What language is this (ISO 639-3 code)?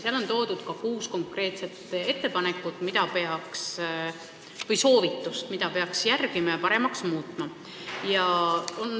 est